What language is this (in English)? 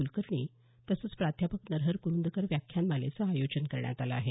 Marathi